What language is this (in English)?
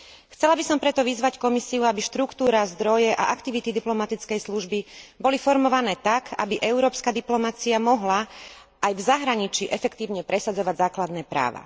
Slovak